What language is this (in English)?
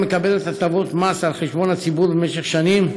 Hebrew